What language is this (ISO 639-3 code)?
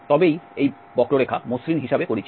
ben